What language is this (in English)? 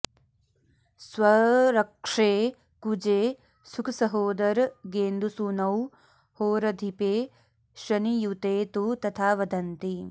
Sanskrit